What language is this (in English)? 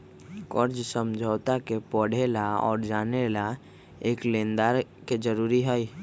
Magahi